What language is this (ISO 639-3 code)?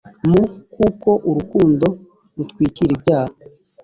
kin